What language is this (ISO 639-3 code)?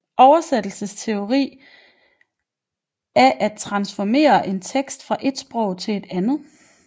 dan